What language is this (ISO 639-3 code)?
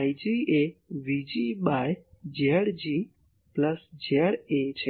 guj